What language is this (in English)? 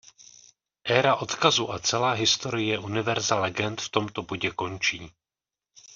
Czech